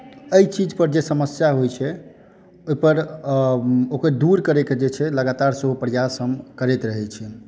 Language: Maithili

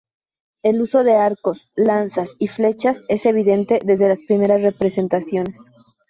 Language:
Spanish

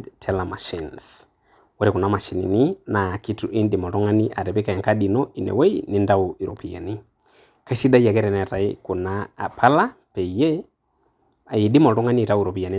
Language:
Masai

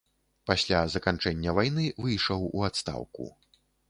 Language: Belarusian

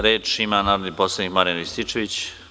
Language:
Serbian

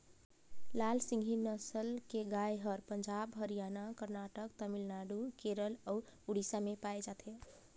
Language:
Chhattisgarhi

